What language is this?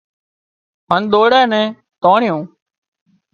Wadiyara Koli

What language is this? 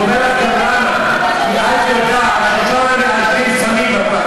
Hebrew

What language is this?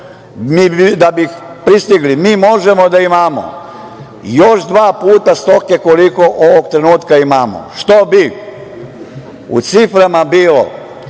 Serbian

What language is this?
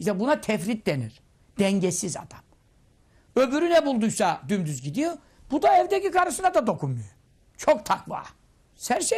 Turkish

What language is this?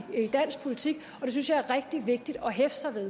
Danish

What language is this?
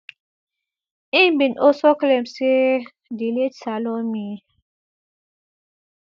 Nigerian Pidgin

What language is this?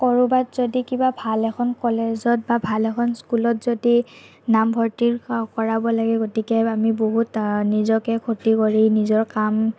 Assamese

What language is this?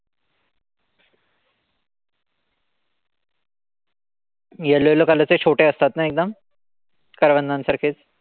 Marathi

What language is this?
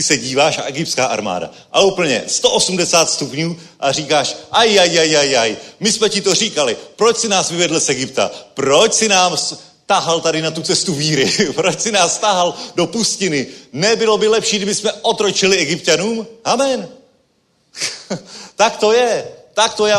Czech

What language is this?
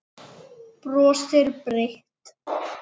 Icelandic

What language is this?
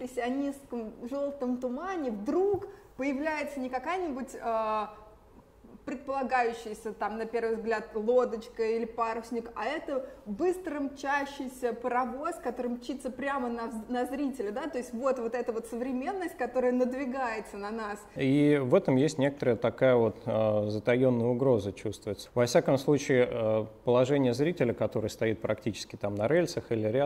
Russian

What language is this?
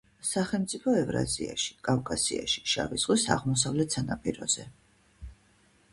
Georgian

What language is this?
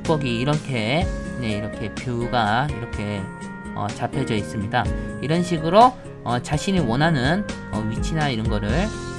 Korean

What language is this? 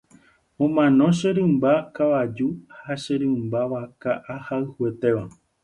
Guarani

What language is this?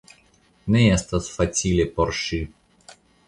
Esperanto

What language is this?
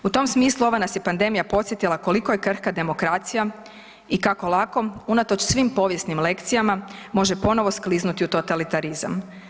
Croatian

